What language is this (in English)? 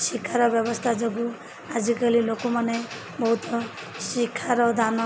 Odia